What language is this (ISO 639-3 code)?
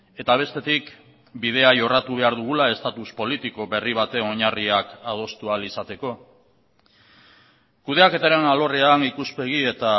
eus